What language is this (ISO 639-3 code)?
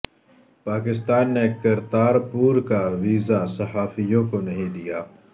urd